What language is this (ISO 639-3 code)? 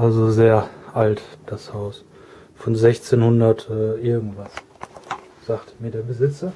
deu